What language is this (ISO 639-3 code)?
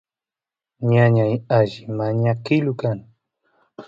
qus